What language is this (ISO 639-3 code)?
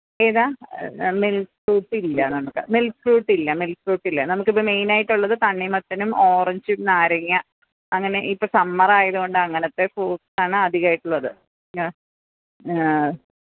mal